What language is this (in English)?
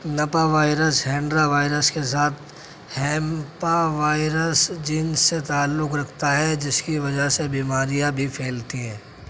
Urdu